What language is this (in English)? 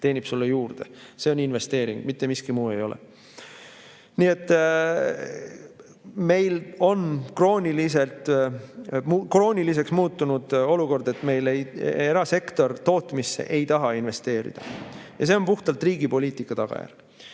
Estonian